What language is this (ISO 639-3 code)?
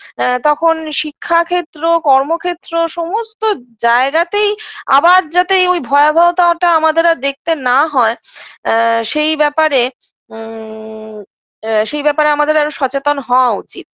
ben